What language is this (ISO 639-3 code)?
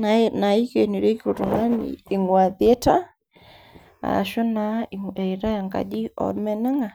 mas